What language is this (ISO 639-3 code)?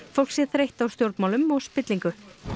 isl